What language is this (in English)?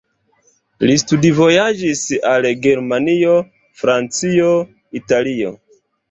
Esperanto